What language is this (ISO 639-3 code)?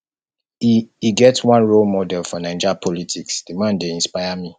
pcm